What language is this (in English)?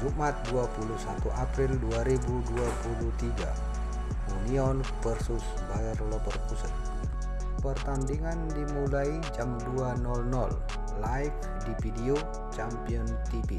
Indonesian